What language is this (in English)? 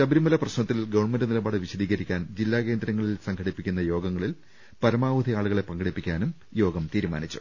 Malayalam